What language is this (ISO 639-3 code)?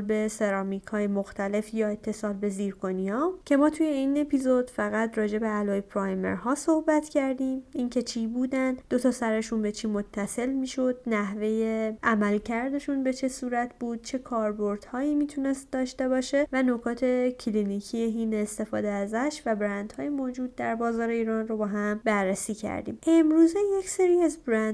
fas